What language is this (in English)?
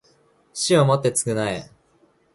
Japanese